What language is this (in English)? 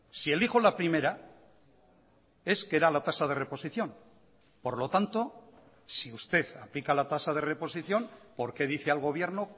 Spanish